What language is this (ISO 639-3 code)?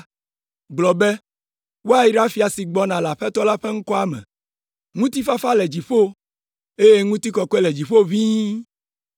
ewe